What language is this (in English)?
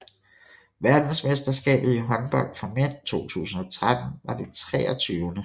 Danish